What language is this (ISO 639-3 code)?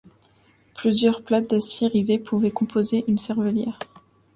fra